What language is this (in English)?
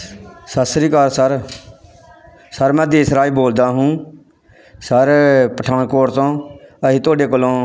Punjabi